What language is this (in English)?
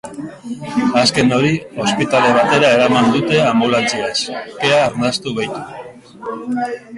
Basque